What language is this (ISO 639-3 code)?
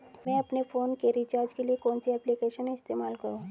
hin